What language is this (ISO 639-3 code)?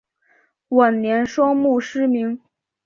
zho